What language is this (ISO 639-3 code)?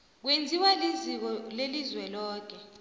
nbl